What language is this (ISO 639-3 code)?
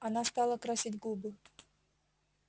rus